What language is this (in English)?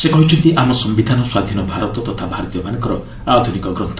Odia